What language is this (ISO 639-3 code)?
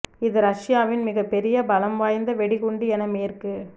tam